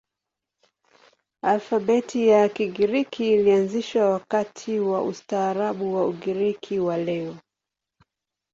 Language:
Swahili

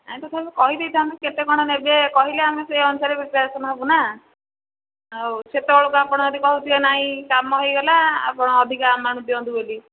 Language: Odia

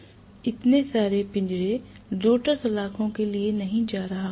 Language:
Hindi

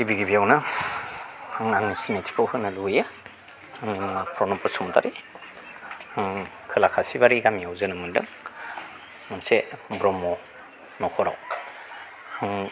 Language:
Bodo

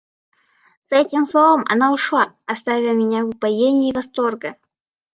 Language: Russian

